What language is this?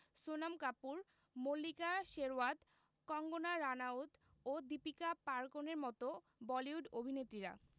Bangla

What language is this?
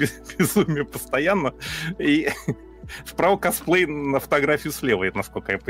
Russian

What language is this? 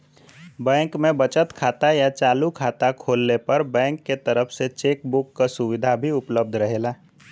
Bhojpuri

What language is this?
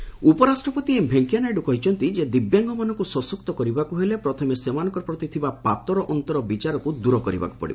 Odia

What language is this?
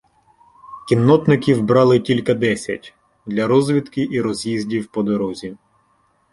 Ukrainian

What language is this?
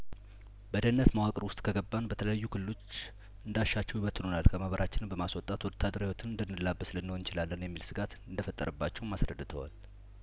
Amharic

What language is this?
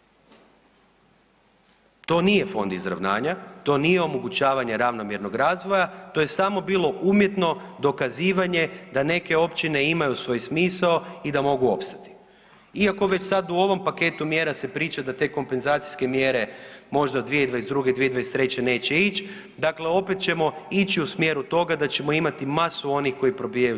Croatian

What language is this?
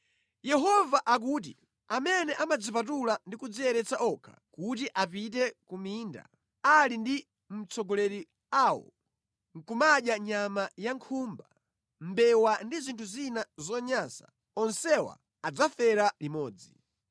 Nyanja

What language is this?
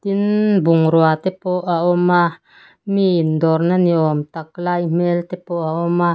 Mizo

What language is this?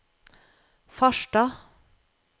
Norwegian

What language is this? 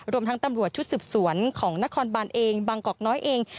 Thai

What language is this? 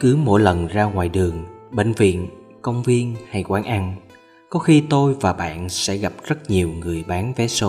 Vietnamese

